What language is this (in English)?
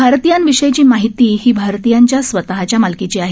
Marathi